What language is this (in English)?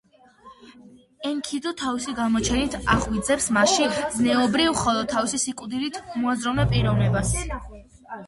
Georgian